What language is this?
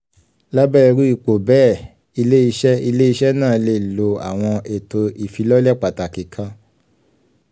Yoruba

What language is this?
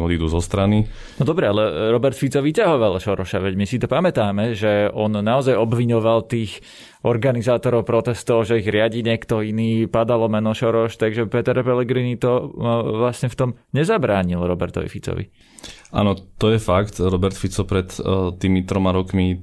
Slovak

